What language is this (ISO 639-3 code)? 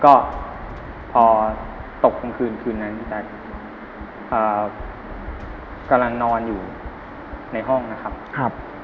tha